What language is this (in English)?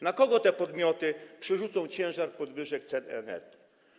Polish